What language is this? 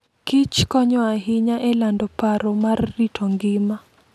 Luo (Kenya and Tanzania)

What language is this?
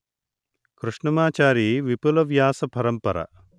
Telugu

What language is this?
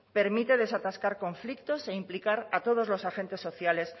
Spanish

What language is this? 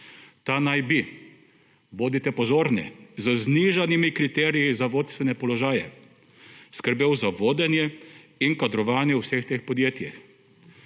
Slovenian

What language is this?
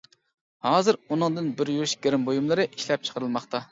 Uyghur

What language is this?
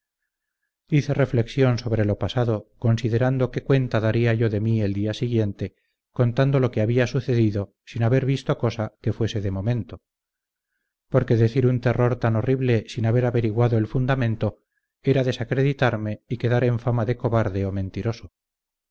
Spanish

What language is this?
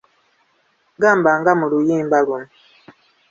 Ganda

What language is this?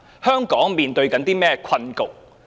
Cantonese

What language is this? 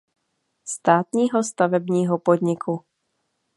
Czech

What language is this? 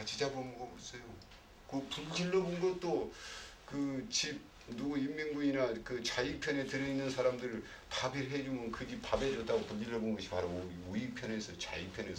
Korean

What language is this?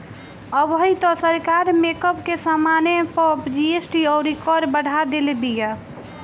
Bhojpuri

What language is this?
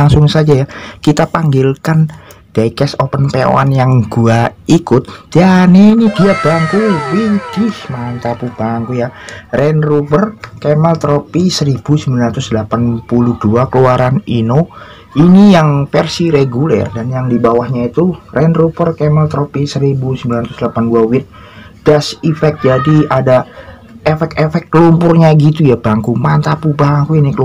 Indonesian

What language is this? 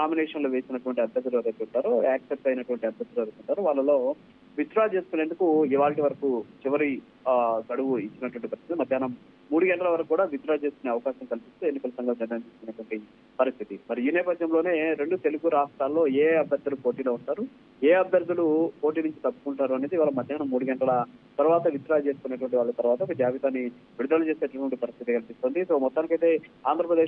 Telugu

